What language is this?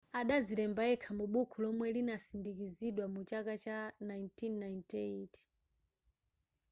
Nyanja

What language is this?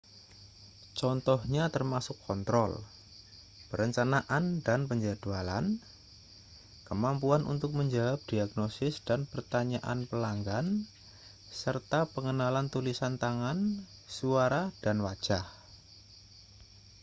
Indonesian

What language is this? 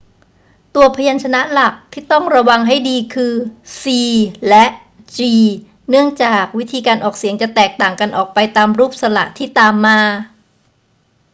Thai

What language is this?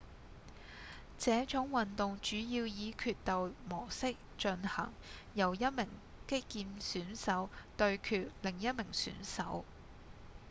Cantonese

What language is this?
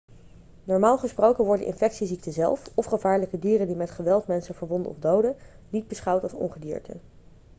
Dutch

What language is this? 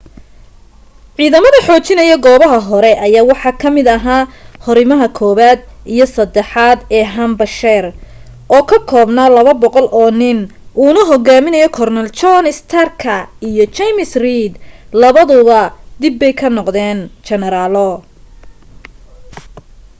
Somali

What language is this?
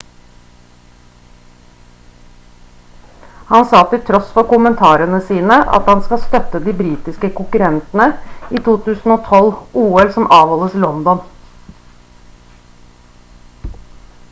Norwegian Bokmål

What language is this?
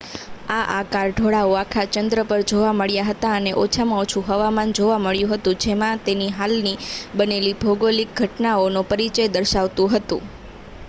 Gujarati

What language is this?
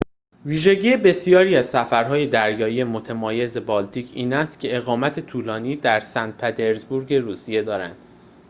Persian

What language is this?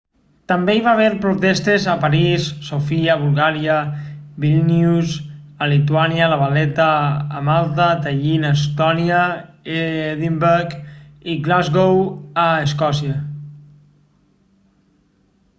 Catalan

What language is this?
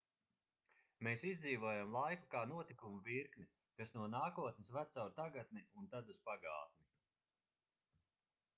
Latvian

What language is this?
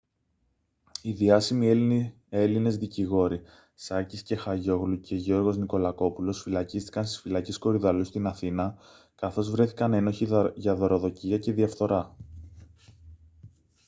Greek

